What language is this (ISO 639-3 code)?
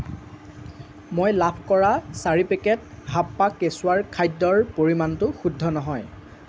asm